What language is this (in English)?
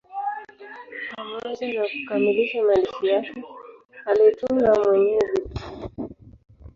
Swahili